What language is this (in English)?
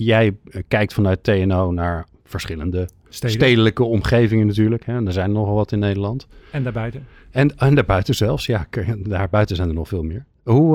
Dutch